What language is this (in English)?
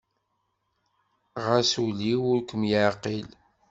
Kabyle